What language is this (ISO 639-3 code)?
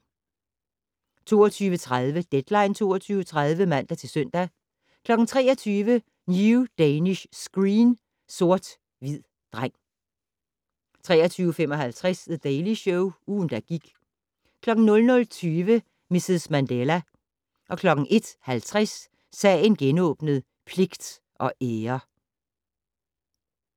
dan